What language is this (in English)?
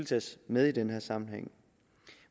Danish